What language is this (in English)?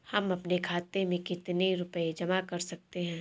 Hindi